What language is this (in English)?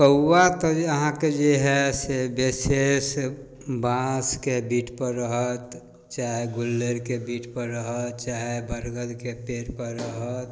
Maithili